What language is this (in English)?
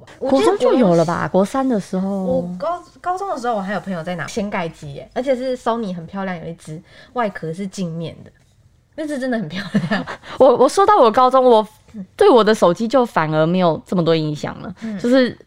Chinese